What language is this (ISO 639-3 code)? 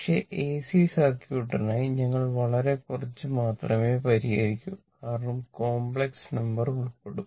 mal